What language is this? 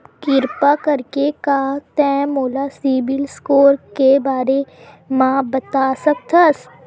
Chhattisgarhi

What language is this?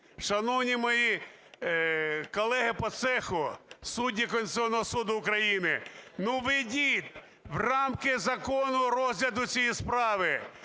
Ukrainian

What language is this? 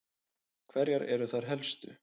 Icelandic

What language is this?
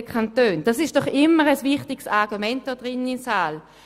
Swiss German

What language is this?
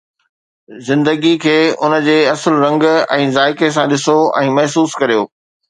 Sindhi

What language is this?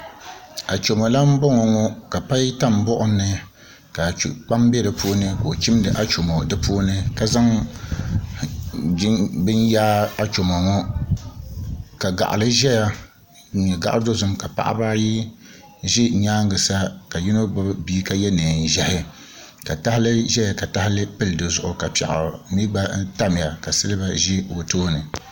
Dagbani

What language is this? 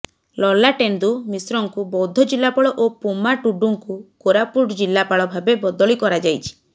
Odia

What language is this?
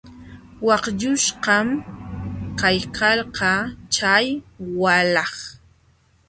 Jauja Wanca Quechua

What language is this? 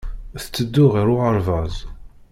Kabyle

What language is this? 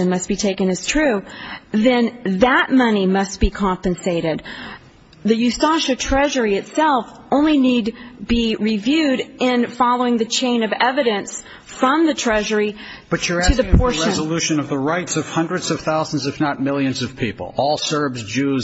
English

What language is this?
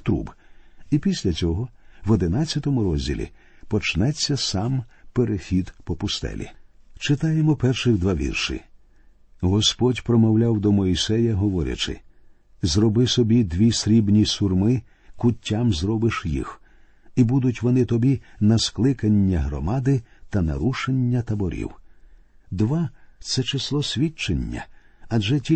Ukrainian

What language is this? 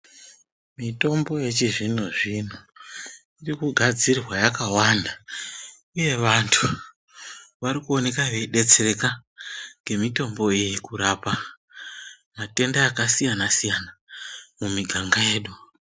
Ndau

